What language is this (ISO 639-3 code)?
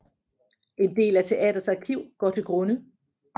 dan